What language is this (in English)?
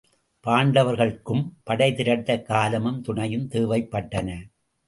Tamil